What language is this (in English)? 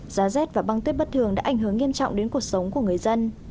Vietnamese